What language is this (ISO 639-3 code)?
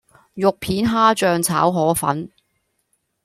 yue